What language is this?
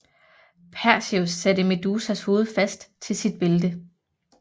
Danish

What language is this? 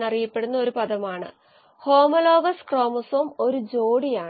Malayalam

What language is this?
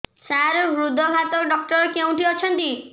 Odia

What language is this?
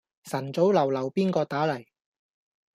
Cantonese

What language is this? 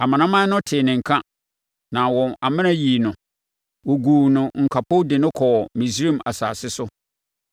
Akan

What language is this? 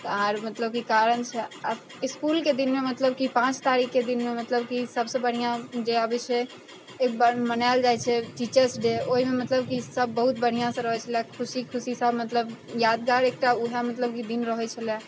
Maithili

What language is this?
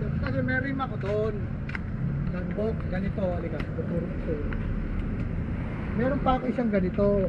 Filipino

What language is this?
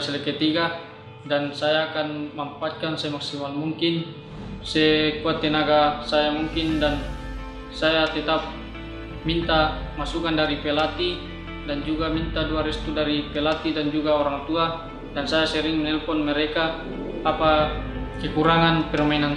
Indonesian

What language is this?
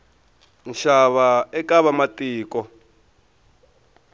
Tsonga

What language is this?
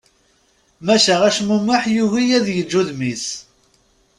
Kabyle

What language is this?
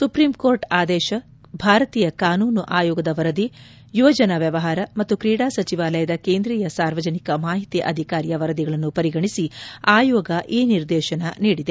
Kannada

